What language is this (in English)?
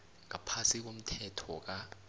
South Ndebele